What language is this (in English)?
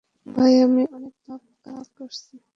Bangla